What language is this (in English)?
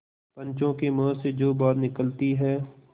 Hindi